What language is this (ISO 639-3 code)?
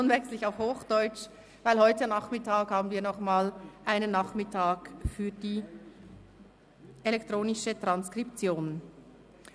gsw